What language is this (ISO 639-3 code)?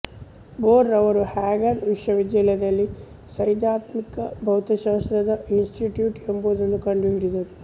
kan